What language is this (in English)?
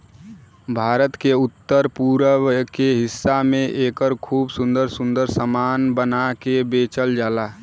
Bhojpuri